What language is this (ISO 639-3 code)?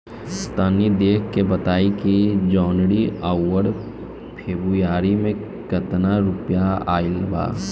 bho